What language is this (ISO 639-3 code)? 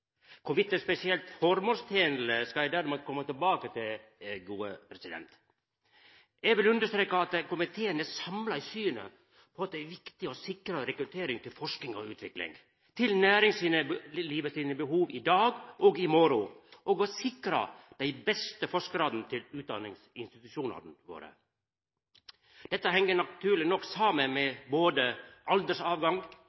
nno